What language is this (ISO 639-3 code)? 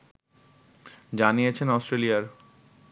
ben